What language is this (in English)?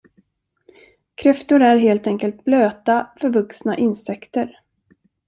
Swedish